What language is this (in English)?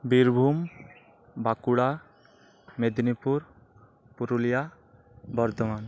Santali